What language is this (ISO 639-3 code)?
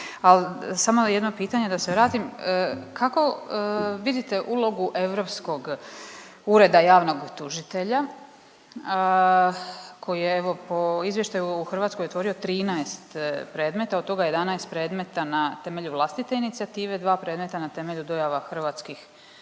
hrv